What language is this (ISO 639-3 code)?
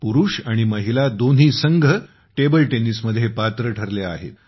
mar